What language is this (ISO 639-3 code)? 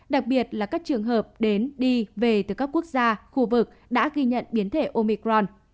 vie